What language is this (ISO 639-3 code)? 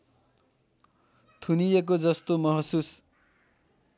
nep